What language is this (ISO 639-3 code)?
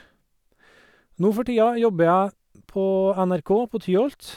nor